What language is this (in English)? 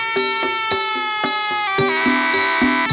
Thai